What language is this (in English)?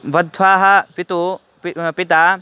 Sanskrit